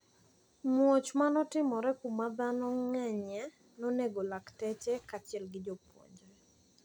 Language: Luo (Kenya and Tanzania)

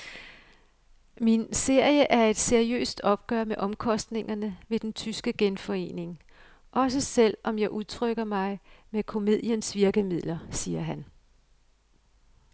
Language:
Danish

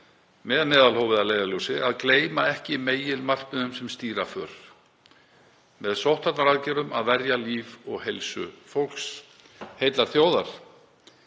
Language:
Icelandic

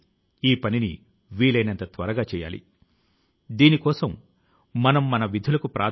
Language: Telugu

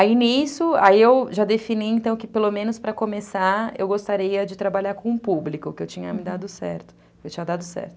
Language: Portuguese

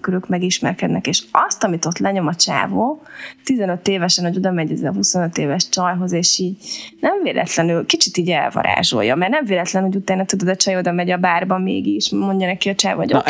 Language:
Hungarian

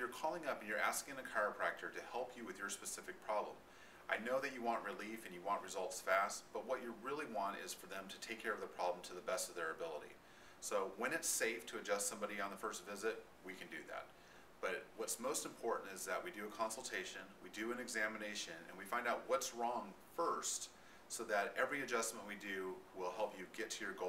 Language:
English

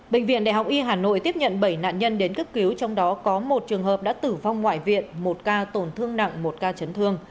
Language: Vietnamese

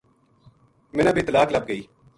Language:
Gujari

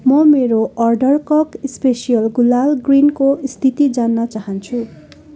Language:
Nepali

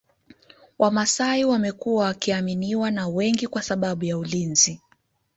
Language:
Swahili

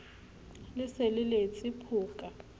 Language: Southern Sotho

